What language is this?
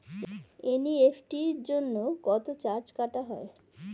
Bangla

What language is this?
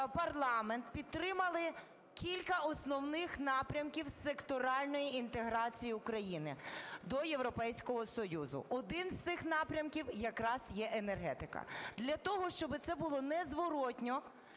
Ukrainian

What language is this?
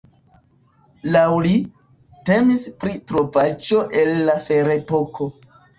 Esperanto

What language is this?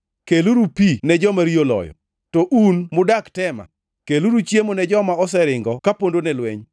Luo (Kenya and Tanzania)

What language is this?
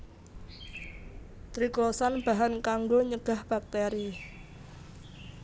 Javanese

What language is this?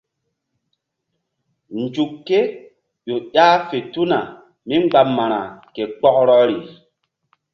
Mbum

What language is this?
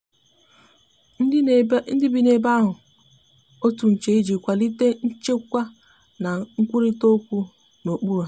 Igbo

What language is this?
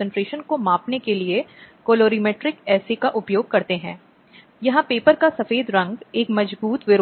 Hindi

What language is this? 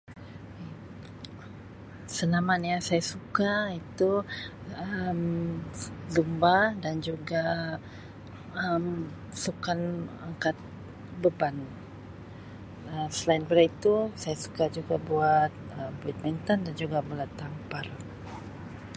Sabah Malay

